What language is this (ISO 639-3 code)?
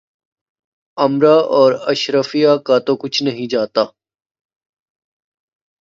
urd